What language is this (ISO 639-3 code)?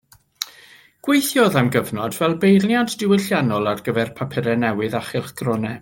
cym